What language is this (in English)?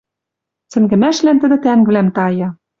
Western Mari